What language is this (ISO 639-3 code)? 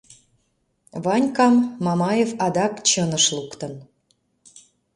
chm